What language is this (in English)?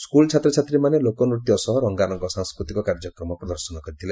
Odia